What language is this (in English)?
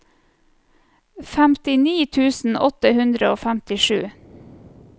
Norwegian